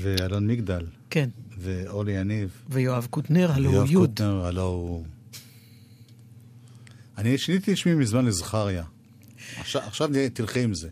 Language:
Hebrew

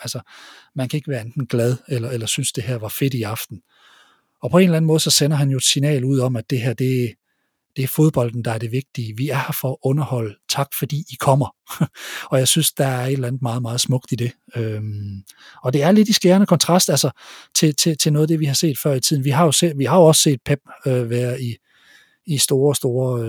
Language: Danish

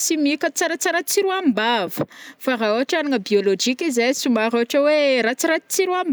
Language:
Northern Betsimisaraka Malagasy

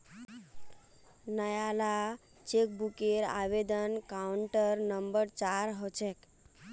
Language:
Magahi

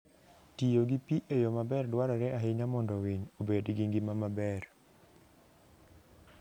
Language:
Luo (Kenya and Tanzania)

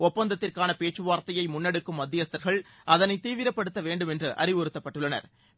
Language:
Tamil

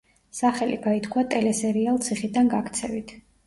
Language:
Georgian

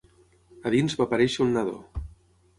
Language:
Catalan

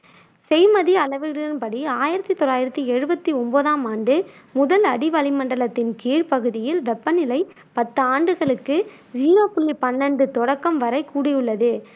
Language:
Tamil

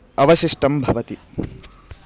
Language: Sanskrit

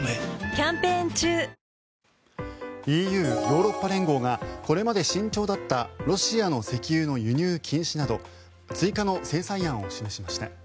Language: Japanese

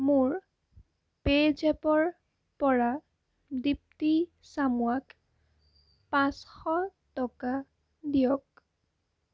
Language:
Assamese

